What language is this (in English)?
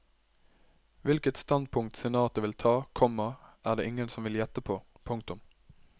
Norwegian